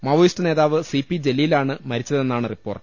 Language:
Malayalam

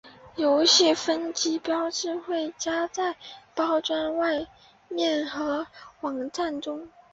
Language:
Chinese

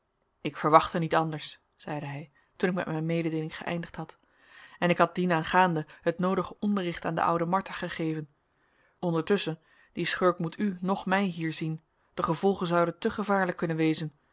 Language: Dutch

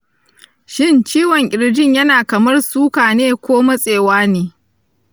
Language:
Hausa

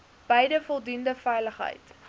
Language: Afrikaans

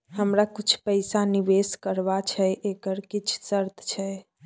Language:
Maithili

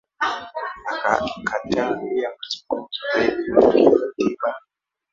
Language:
Swahili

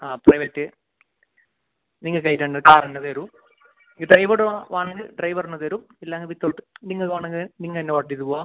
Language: Malayalam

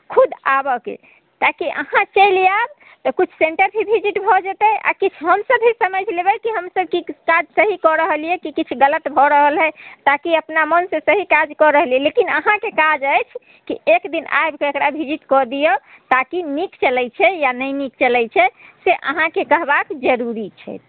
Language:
Maithili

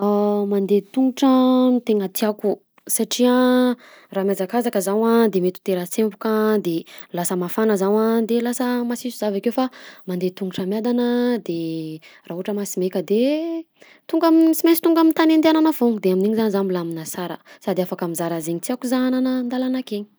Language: Southern Betsimisaraka Malagasy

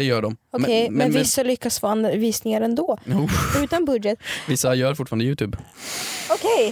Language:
Swedish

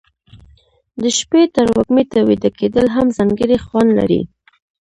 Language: Pashto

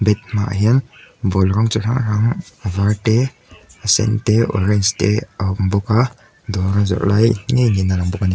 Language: Mizo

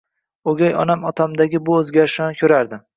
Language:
Uzbek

